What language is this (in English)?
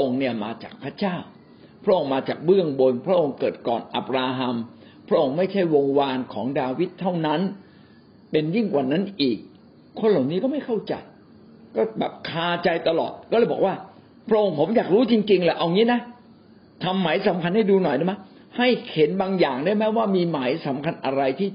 Thai